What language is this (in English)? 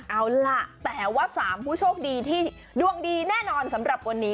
Thai